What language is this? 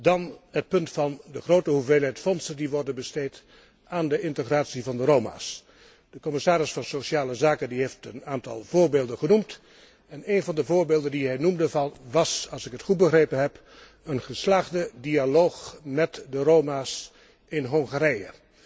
Dutch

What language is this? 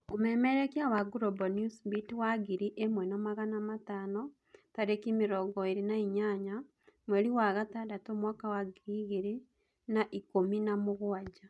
Kikuyu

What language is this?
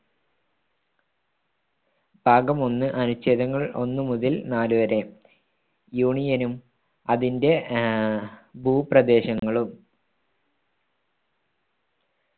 Malayalam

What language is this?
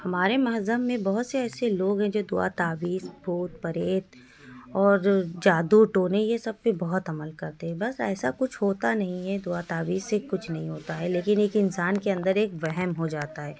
Urdu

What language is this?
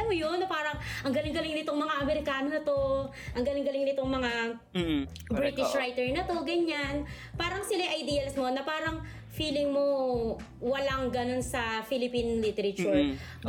Filipino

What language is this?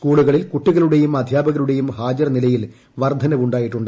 Malayalam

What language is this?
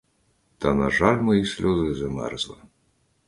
Ukrainian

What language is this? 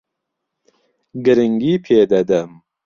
Central Kurdish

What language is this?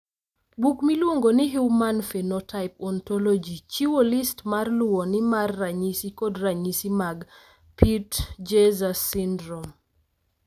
Luo (Kenya and Tanzania)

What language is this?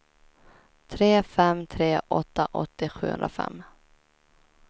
Swedish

